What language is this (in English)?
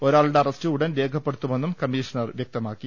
Malayalam